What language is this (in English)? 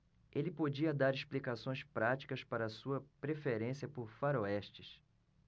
Portuguese